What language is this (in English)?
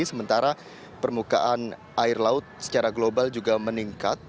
Indonesian